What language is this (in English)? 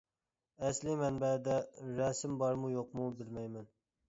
Uyghur